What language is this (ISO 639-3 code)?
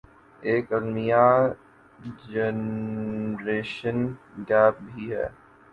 urd